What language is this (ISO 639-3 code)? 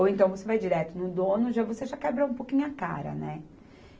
por